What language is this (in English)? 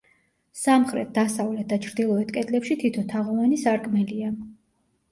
Georgian